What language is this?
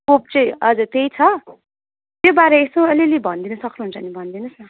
Nepali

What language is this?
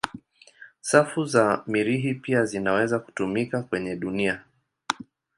Swahili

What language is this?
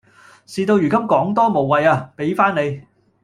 Cantonese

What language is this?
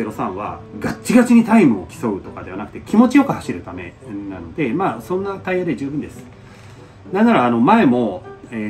Japanese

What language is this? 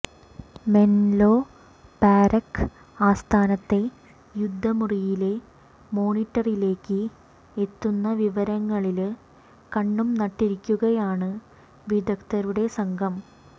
Malayalam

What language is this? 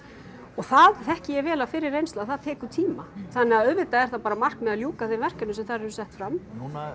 Icelandic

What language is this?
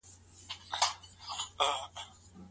Pashto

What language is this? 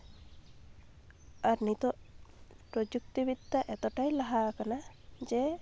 Santali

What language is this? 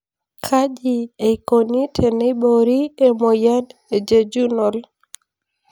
Masai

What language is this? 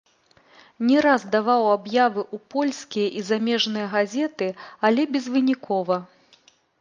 Belarusian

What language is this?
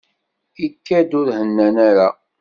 Kabyle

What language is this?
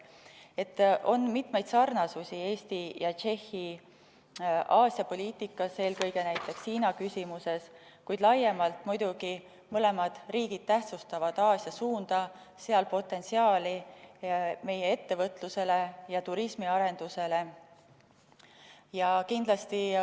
Estonian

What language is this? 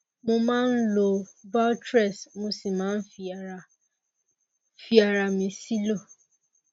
Yoruba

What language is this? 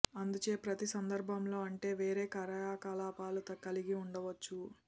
Telugu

